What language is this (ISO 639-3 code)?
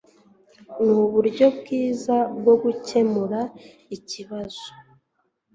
kin